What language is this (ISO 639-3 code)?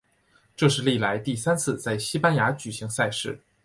zho